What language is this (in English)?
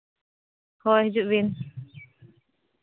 Santali